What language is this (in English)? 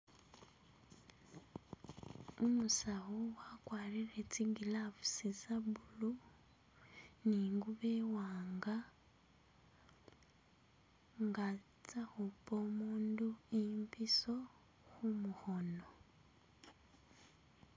Masaaba